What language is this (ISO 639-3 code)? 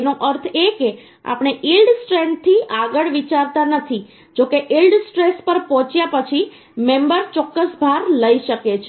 guj